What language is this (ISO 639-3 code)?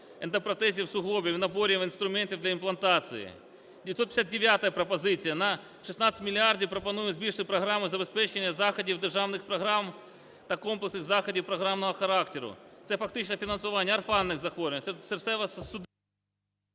ukr